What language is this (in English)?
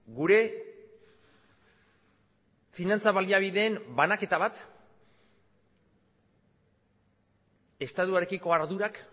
Basque